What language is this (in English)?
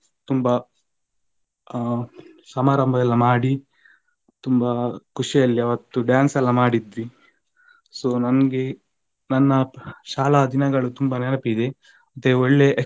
Kannada